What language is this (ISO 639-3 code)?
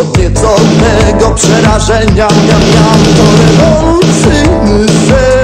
pol